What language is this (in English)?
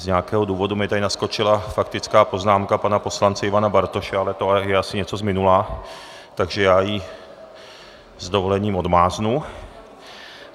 Czech